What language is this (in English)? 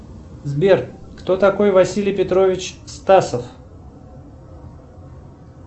Russian